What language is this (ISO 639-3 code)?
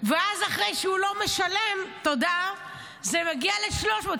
heb